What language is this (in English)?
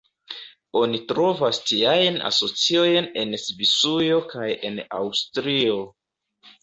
Esperanto